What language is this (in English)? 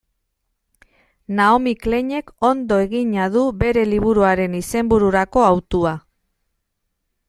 Basque